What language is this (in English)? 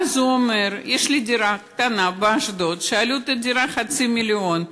Hebrew